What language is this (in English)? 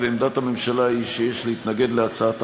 Hebrew